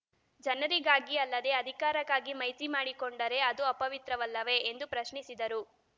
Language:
Kannada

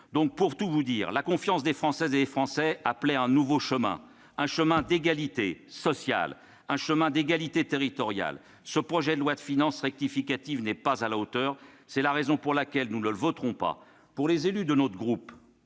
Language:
French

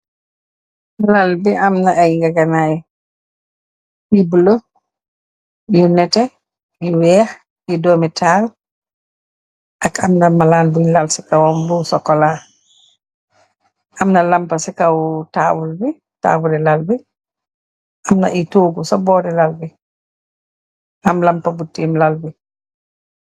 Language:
Wolof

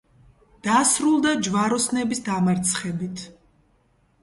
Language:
Georgian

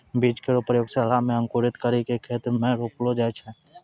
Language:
Maithili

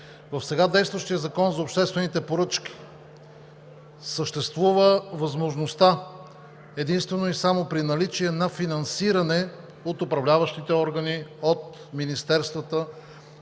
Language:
Bulgarian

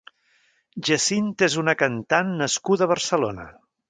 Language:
Catalan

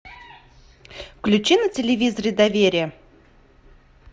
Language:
Russian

